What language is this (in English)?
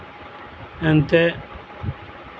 Santali